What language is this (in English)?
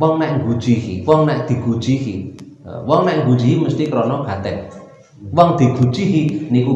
Indonesian